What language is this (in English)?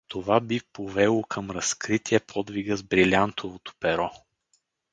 Bulgarian